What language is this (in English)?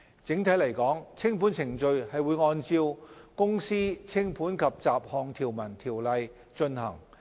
Cantonese